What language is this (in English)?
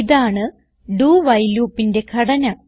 Malayalam